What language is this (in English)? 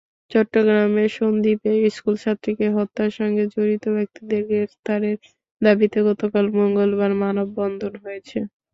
Bangla